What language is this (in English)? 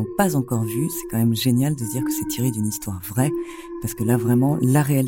French